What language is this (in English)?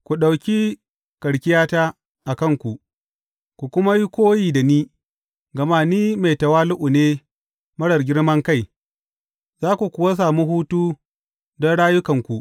Hausa